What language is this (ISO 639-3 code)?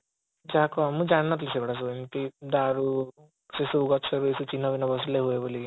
ori